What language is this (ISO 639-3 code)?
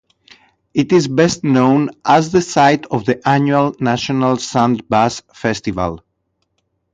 eng